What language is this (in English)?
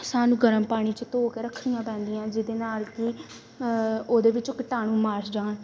Punjabi